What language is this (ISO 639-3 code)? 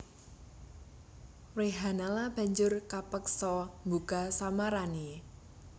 jav